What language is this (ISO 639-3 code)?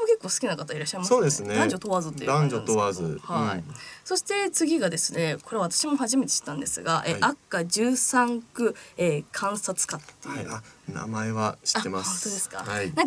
jpn